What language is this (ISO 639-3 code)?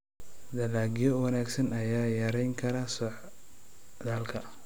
som